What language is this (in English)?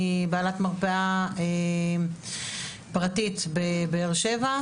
Hebrew